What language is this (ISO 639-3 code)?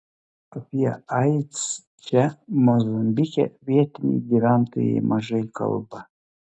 lit